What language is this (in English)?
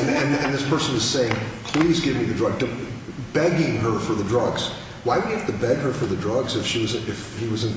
English